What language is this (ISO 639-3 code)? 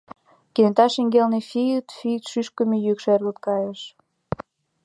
chm